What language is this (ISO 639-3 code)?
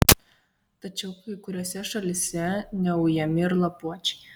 lit